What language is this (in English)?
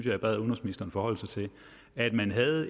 Danish